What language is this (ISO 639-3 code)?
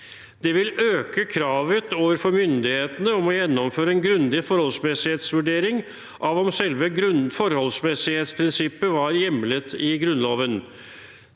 nor